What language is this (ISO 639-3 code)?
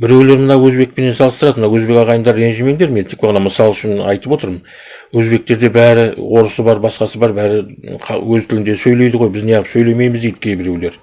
kaz